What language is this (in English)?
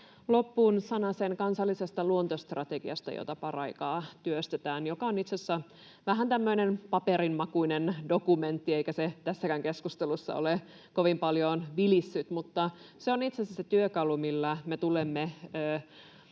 Finnish